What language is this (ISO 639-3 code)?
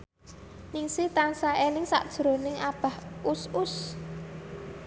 jav